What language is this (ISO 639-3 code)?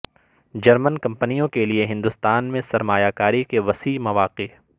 urd